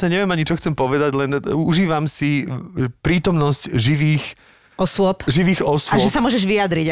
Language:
Slovak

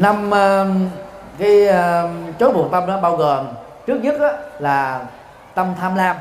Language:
Vietnamese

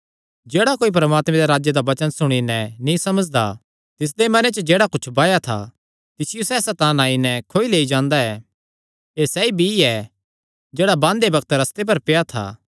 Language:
Kangri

